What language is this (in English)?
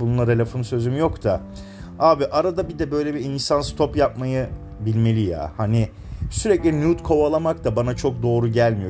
Turkish